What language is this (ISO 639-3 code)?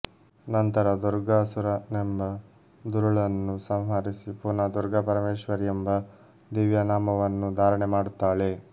kan